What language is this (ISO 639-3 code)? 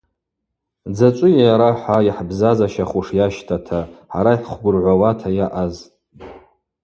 abq